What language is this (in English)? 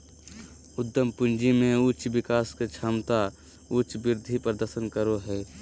Magahi